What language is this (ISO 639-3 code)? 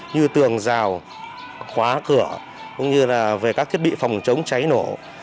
vie